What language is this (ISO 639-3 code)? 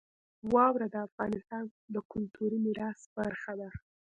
pus